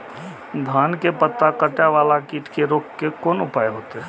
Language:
Maithili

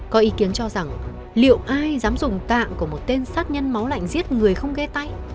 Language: Vietnamese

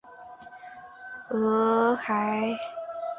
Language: Chinese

